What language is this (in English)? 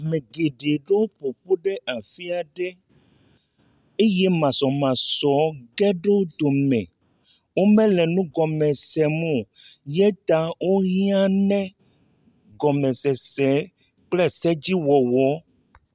Ewe